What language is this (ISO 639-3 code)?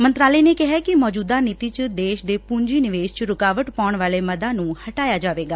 pan